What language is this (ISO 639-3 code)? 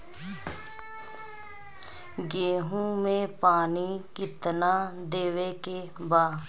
bho